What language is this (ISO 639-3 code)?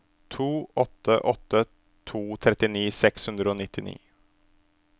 nor